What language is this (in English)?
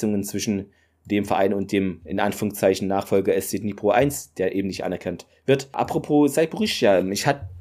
German